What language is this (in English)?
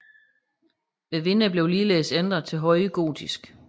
Danish